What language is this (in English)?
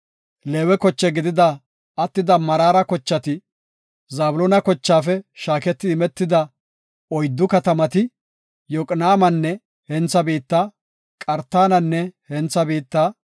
Gofa